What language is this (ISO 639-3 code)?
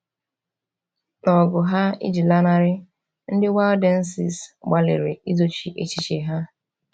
ibo